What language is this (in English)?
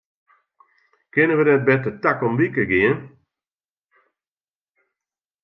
Western Frisian